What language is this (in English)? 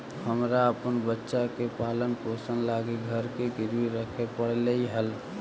Magahi